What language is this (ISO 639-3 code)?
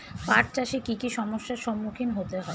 ben